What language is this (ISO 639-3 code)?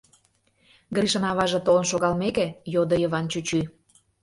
chm